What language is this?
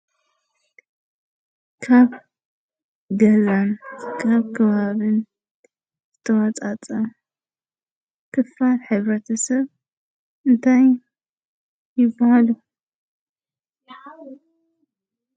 Tigrinya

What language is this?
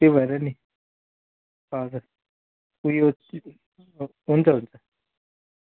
Nepali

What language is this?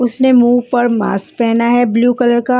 Hindi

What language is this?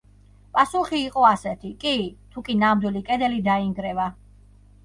Georgian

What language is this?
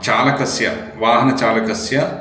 Sanskrit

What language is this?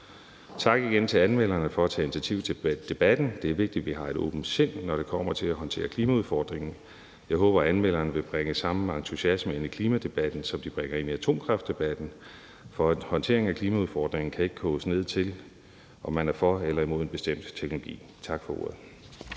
Danish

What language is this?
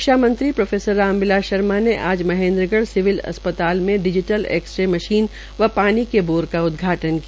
Hindi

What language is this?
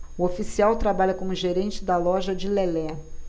Portuguese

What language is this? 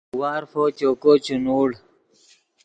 Yidgha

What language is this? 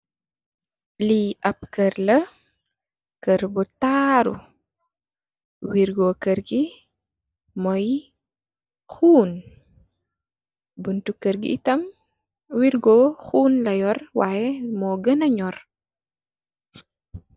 Wolof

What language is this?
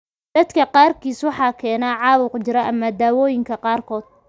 Somali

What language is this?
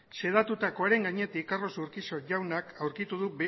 Basque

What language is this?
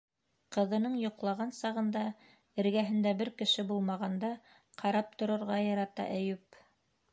Bashkir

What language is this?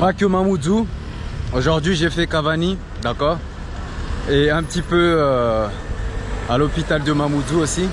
French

